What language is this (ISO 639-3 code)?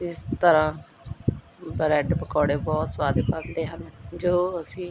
pan